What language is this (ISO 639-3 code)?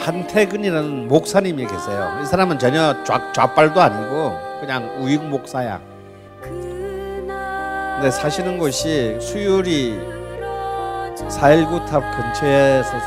kor